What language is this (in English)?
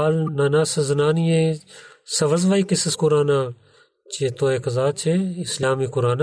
Bulgarian